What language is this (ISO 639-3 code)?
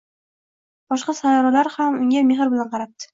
uzb